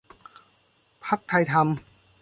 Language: Thai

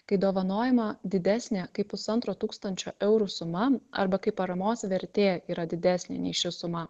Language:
Lithuanian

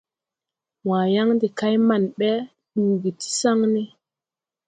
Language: Tupuri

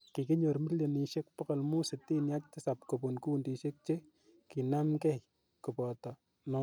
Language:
Kalenjin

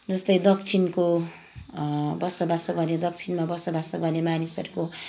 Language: Nepali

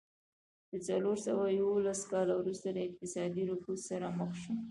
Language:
Pashto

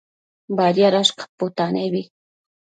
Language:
Matsés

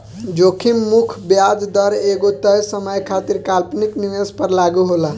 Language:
Bhojpuri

